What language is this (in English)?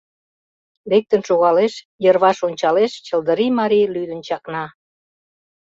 Mari